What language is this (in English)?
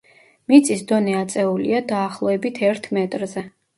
Georgian